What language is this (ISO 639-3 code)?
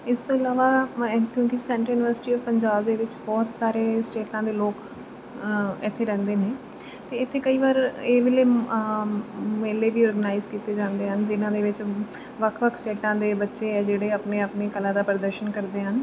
pan